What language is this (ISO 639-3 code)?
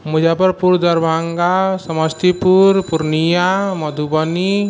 mai